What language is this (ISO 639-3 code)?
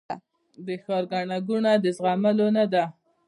pus